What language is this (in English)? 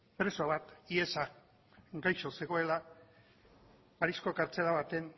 Basque